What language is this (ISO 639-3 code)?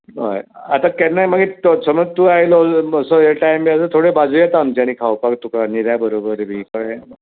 kok